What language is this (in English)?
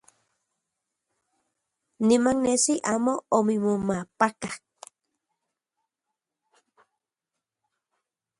Central Puebla Nahuatl